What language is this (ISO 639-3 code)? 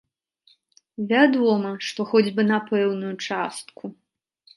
bel